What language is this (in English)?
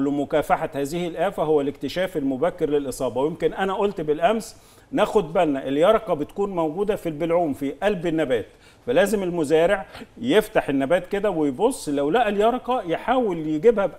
Arabic